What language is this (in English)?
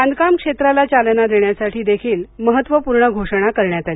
Marathi